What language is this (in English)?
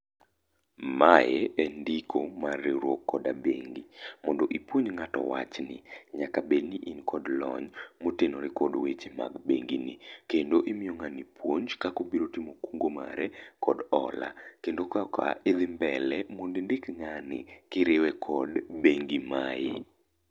Luo (Kenya and Tanzania)